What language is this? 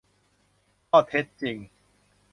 Thai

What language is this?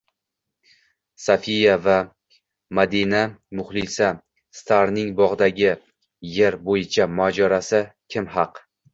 Uzbek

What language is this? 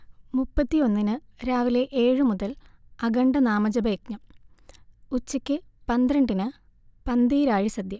Malayalam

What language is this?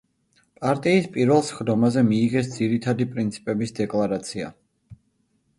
Georgian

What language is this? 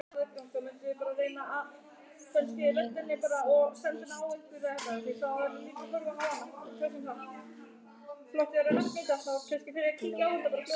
Icelandic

